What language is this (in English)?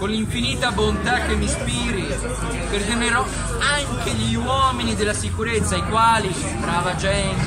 Italian